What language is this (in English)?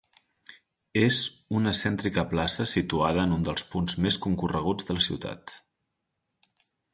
Catalan